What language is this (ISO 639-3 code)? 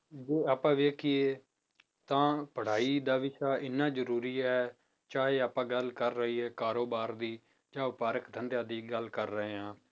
pan